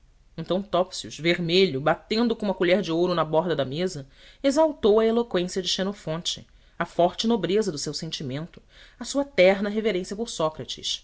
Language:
Portuguese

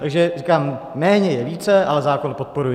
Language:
Czech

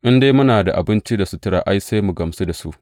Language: Hausa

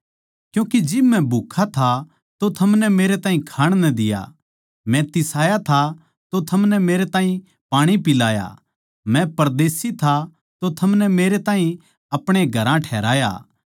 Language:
Haryanvi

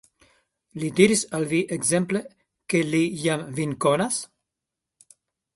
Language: Esperanto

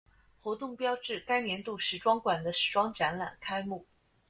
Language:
Chinese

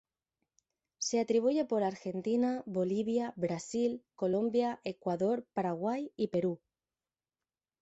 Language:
Spanish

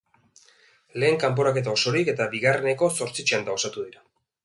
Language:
Basque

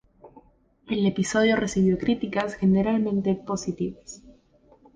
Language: Spanish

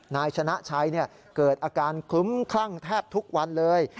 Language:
Thai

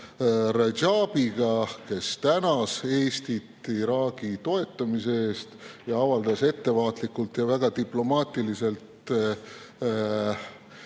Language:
Estonian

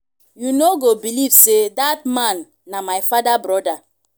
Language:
Nigerian Pidgin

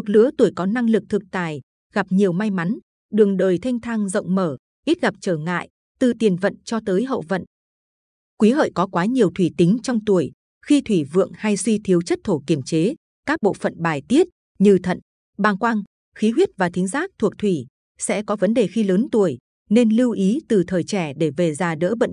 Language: Vietnamese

